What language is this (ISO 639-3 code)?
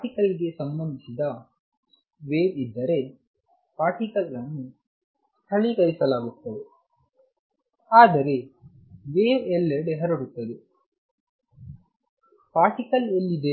kan